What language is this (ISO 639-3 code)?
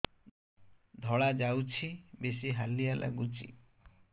ori